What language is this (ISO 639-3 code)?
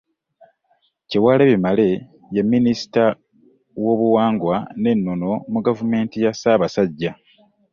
lug